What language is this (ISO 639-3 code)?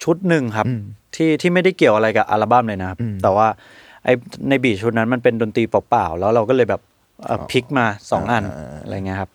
tha